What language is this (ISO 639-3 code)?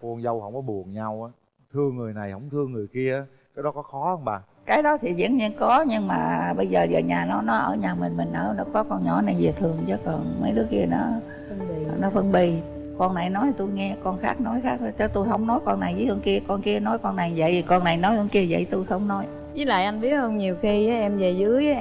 vie